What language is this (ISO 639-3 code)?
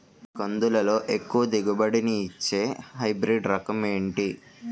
tel